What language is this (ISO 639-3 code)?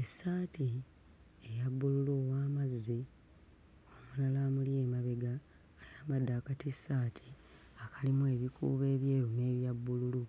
lug